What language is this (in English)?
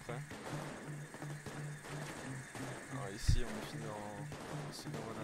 French